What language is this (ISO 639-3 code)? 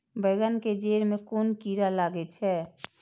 mai